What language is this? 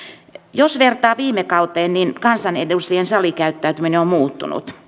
Finnish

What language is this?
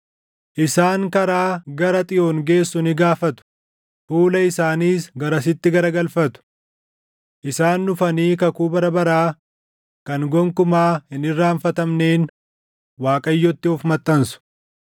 Oromo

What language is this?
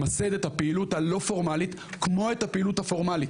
Hebrew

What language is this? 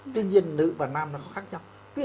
Vietnamese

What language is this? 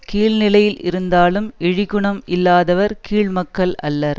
Tamil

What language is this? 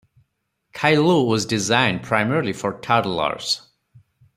English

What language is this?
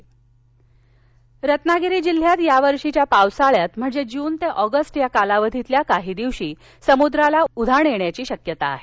Marathi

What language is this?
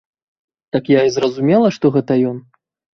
Belarusian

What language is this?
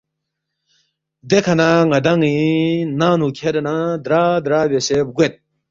Balti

